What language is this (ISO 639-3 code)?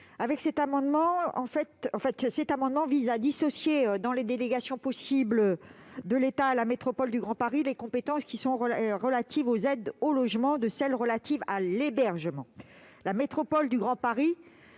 fra